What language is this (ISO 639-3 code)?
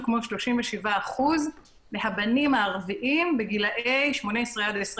heb